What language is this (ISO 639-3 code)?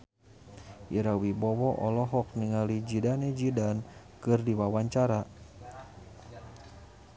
sun